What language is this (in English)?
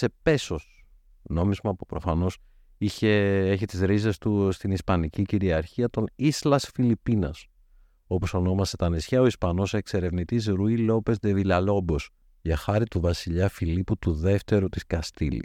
Greek